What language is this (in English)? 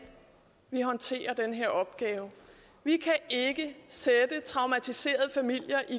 Danish